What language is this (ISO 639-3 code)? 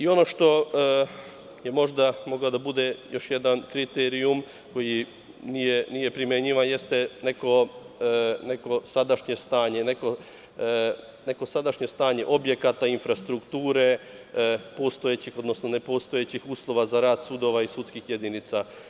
srp